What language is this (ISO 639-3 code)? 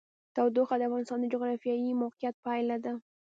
pus